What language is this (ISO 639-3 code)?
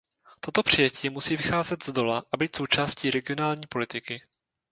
ces